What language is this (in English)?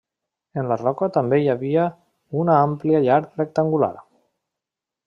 Catalan